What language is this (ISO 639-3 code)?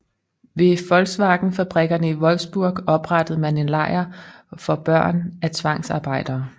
dan